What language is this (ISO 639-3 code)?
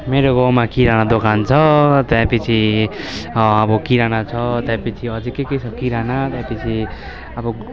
nep